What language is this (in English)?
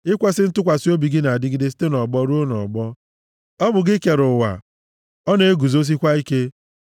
Igbo